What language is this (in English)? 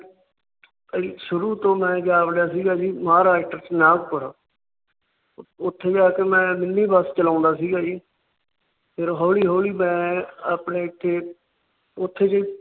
Punjabi